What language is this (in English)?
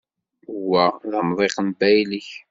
Kabyle